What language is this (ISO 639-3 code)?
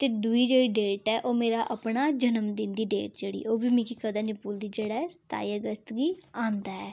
doi